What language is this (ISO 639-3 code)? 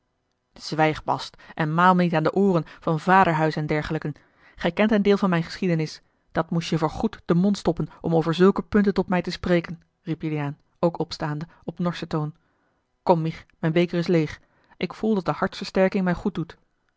nld